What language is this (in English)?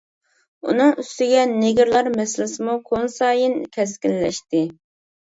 Uyghur